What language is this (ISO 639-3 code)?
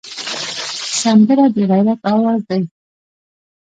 pus